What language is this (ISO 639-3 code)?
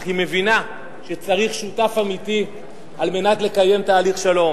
heb